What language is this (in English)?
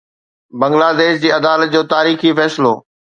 Sindhi